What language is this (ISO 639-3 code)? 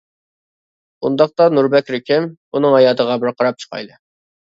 uig